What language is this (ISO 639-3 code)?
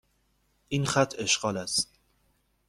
fas